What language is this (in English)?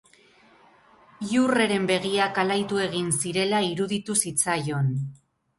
Basque